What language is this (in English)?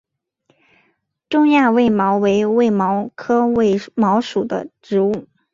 Chinese